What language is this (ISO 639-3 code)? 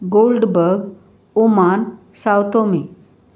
kok